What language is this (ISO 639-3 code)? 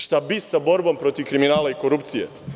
srp